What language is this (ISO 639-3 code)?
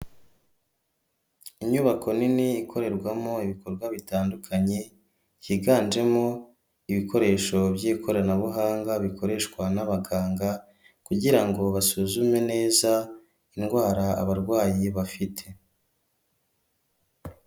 kin